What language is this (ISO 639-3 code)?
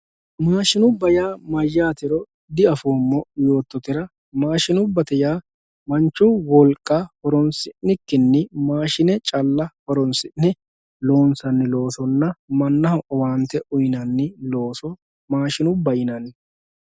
sid